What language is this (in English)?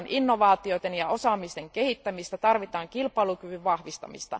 Finnish